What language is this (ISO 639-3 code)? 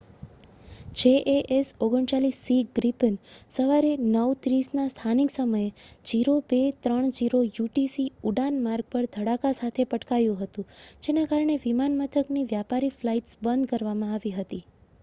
guj